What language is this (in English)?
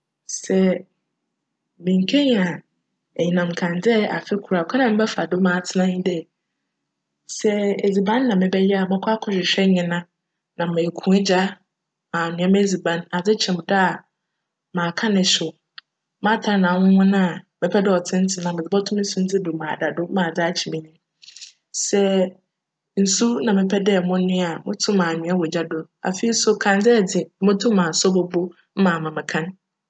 Akan